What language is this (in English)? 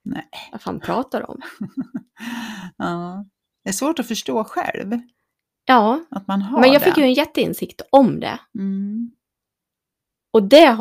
Swedish